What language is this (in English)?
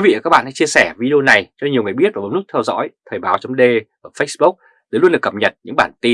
Vietnamese